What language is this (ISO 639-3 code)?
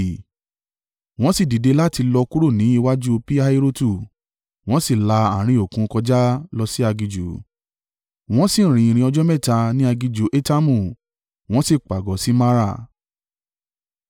yor